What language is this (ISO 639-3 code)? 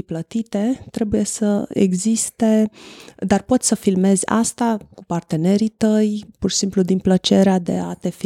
ron